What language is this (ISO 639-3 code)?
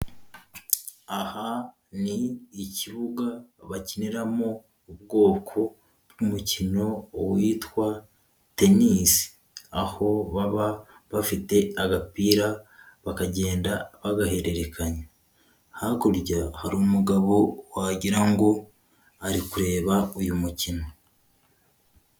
kin